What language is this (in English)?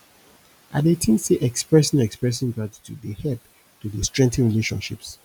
Nigerian Pidgin